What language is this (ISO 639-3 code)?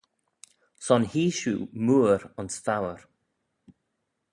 glv